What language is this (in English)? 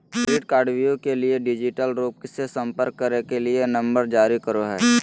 Magahi